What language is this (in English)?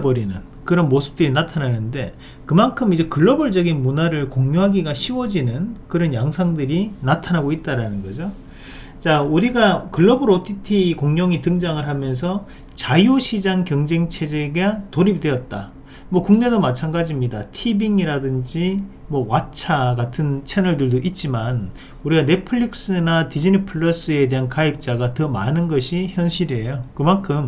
Korean